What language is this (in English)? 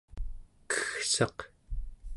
Central Yupik